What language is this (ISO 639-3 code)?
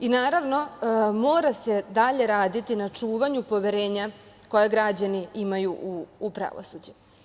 srp